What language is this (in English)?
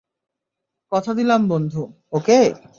Bangla